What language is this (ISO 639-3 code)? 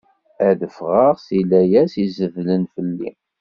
kab